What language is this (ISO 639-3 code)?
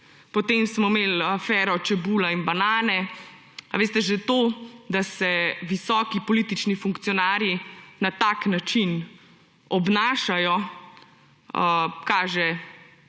slv